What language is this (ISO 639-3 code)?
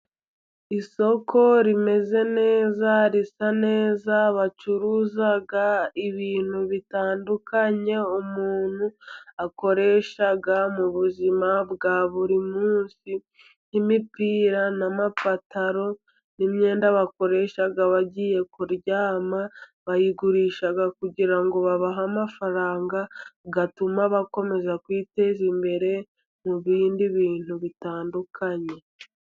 kin